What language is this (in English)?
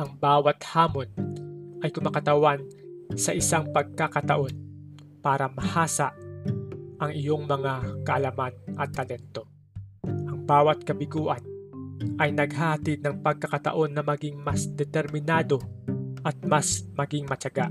Filipino